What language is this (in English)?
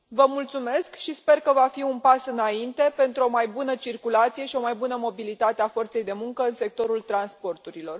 Romanian